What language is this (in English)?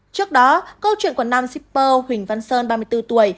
Vietnamese